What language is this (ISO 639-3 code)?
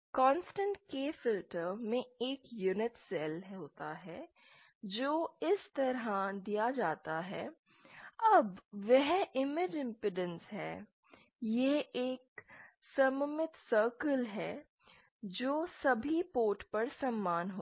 hin